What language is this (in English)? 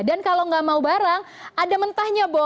Indonesian